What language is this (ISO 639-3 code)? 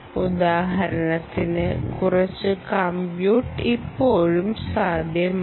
mal